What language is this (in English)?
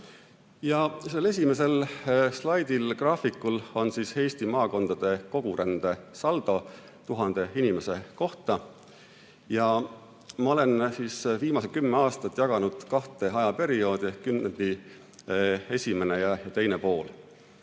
Estonian